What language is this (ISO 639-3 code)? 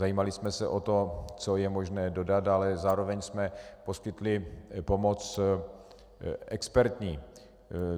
ces